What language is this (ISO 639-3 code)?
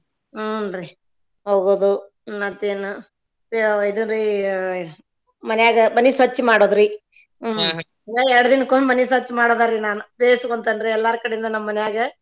kan